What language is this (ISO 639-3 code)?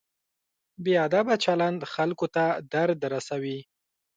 pus